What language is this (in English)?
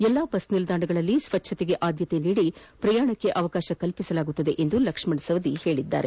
Kannada